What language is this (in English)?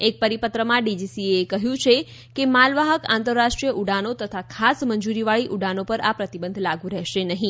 Gujarati